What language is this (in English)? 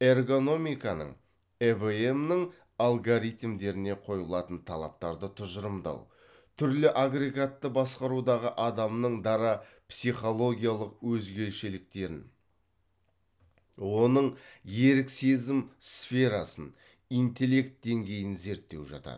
Kazakh